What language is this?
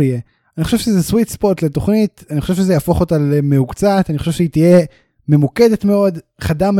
Hebrew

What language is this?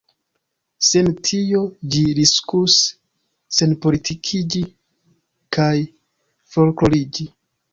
Esperanto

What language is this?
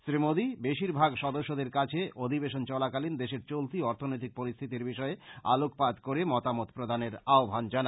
Bangla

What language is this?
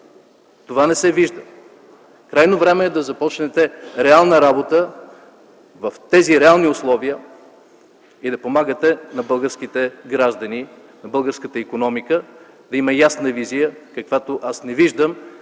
Bulgarian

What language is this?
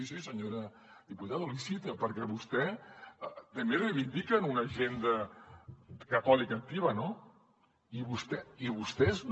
Catalan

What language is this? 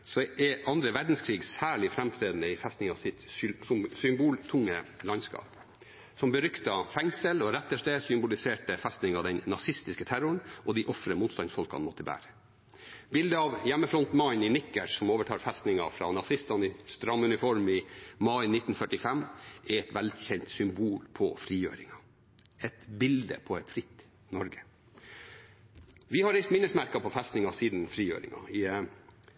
Norwegian Bokmål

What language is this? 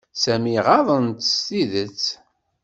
Kabyle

